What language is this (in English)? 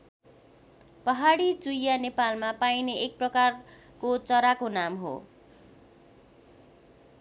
Nepali